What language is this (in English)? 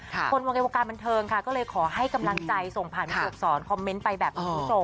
Thai